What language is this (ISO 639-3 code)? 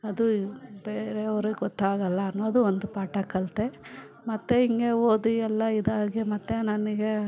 kan